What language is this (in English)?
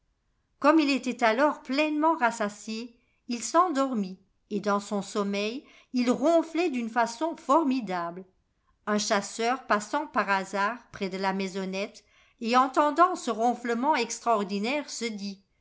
French